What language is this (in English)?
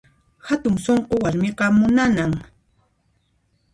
Puno Quechua